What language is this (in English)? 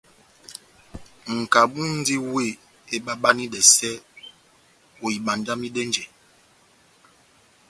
Batanga